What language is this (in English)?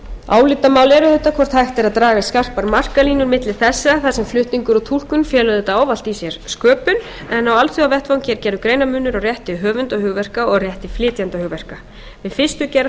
Icelandic